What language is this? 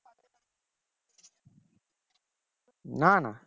Bangla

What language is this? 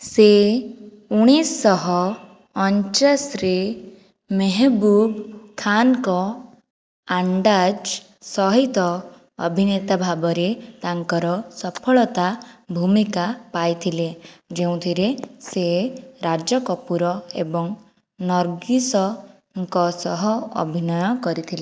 Odia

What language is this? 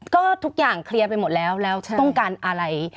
Thai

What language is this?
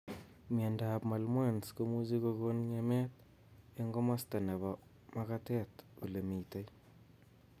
Kalenjin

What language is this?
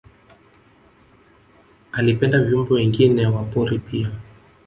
Swahili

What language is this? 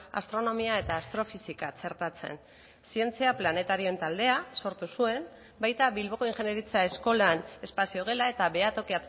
Basque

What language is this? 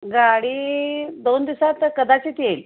Marathi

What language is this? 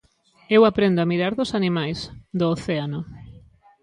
Galician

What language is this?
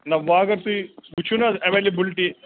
Kashmiri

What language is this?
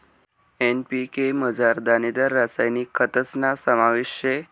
Marathi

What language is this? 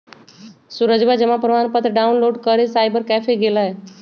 Magahi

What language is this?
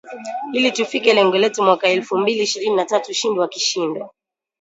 Swahili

